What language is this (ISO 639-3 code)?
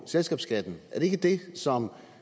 dan